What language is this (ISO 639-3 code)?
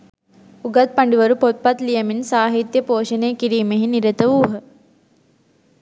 sin